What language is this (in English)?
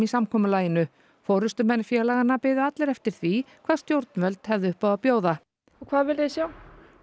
Icelandic